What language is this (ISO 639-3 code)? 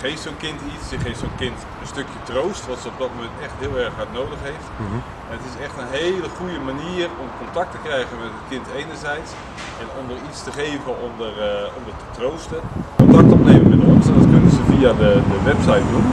nld